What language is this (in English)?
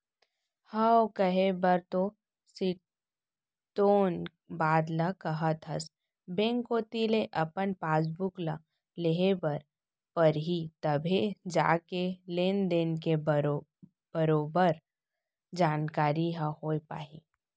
Chhattisgarhi